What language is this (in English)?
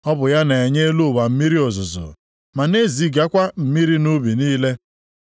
Igbo